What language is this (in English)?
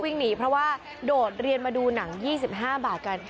Thai